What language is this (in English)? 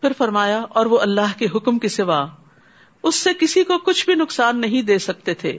Urdu